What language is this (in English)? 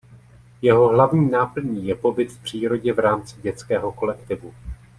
Czech